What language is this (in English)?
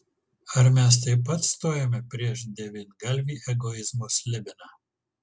Lithuanian